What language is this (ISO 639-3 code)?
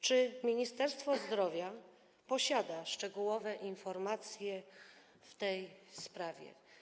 pol